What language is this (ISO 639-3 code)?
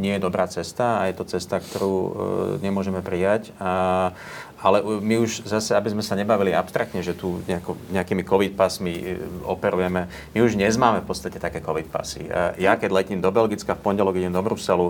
slk